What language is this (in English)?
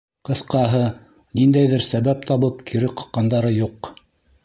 Bashkir